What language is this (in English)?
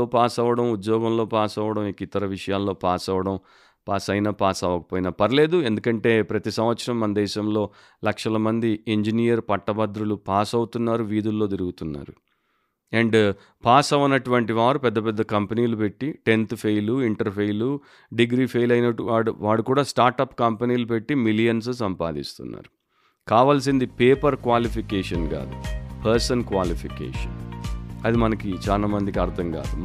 Telugu